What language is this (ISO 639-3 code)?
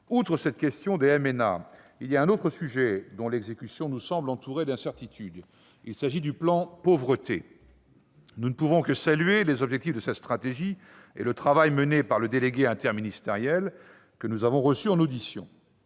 fra